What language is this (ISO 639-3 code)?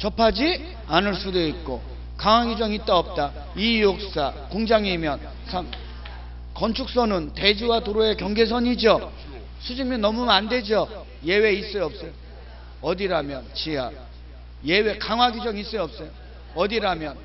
kor